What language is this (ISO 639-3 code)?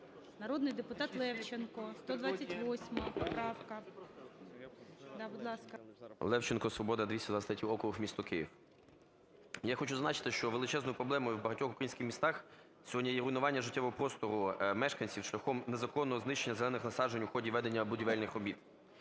ukr